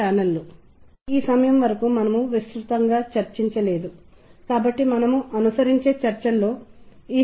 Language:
Telugu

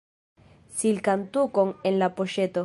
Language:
Esperanto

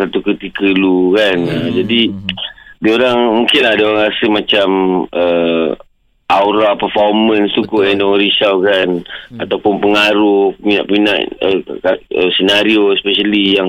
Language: Malay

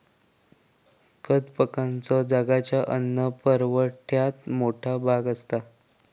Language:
Marathi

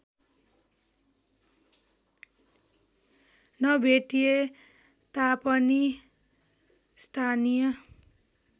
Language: Nepali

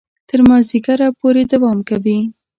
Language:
Pashto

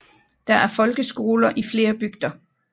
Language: Danish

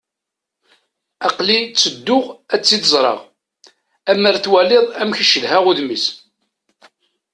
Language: Kabyle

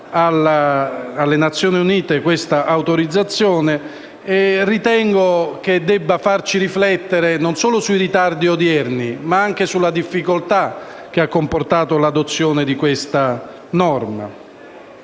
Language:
Italian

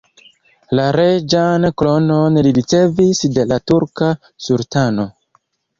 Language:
Esperanto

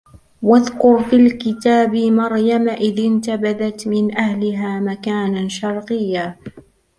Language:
Arabic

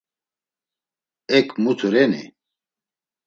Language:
Laz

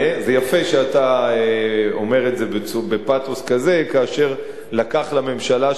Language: Hebrew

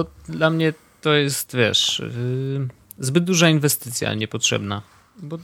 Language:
Polish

